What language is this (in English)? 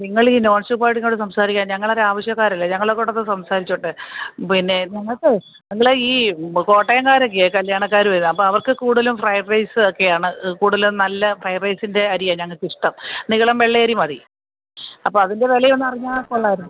Malayalam